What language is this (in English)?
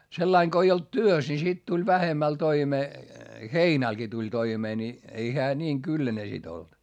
Finnish